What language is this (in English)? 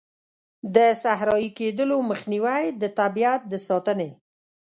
Pashto